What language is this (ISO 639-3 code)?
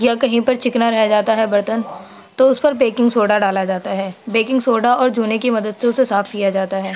urd